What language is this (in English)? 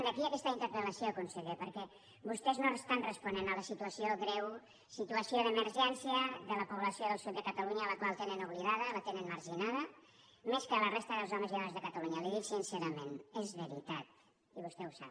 Catalan